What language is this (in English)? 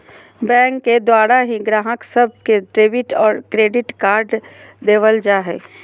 Magahi